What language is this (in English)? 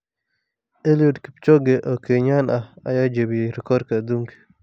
Somali